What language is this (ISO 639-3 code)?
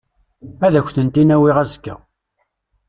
kab